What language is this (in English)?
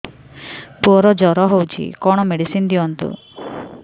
Odia